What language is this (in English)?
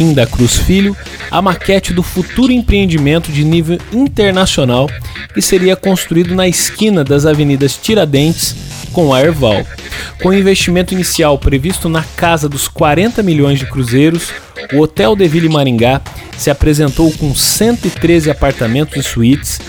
Portuguese